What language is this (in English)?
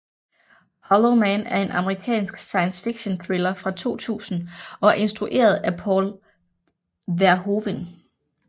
Danish